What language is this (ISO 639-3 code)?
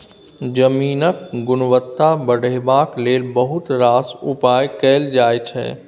mai